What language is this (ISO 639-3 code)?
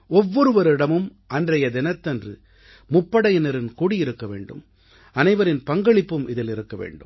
tam